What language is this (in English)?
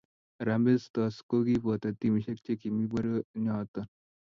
Kalenjin